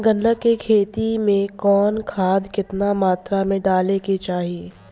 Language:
Bhojpuri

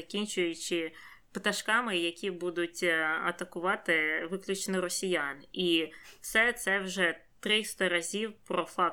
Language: Ukrainian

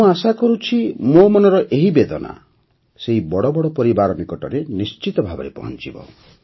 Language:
Odia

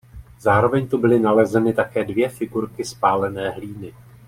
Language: Czech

